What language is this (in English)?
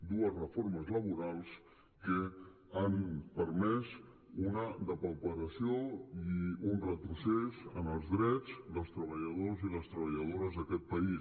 Catalan